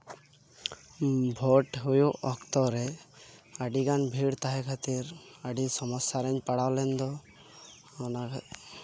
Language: Santali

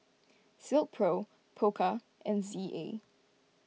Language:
English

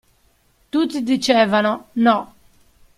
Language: Italian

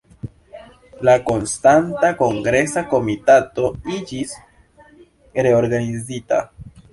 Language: Esperanto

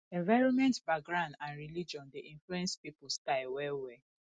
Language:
Nigerian Pidgin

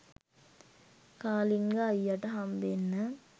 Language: Sinhala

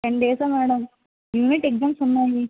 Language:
Telugu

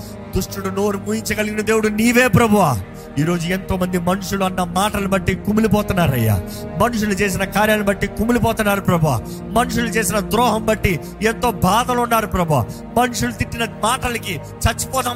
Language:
Telugu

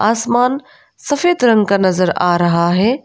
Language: Hindi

